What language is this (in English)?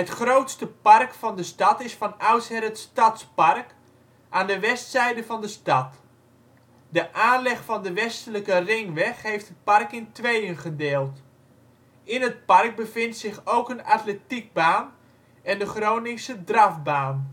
Dutch